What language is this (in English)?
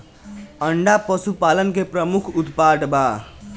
Bhojpuri